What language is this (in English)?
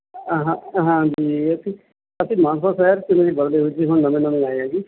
Punjabi